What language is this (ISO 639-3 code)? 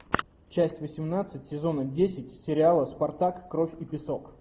rus